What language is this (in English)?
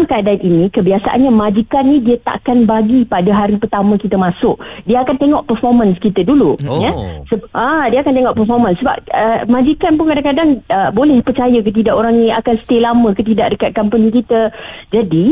Malay